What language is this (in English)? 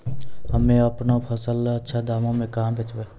Maithili